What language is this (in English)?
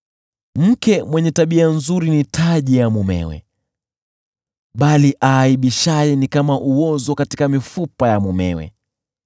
Swahili